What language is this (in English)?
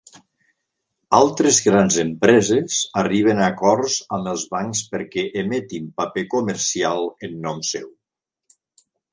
Catalan